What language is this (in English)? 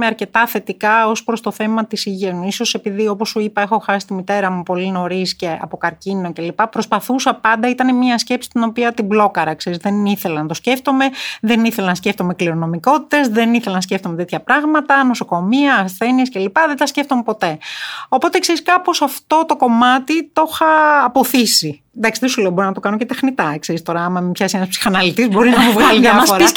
Greek